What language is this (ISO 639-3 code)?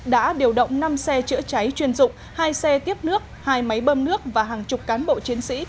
vie